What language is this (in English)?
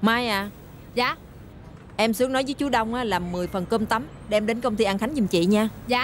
Vietnamese